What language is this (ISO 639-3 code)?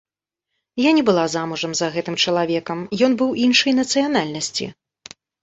bel